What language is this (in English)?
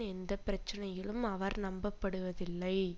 Tamil